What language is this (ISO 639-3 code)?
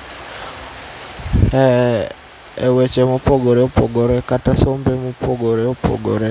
luo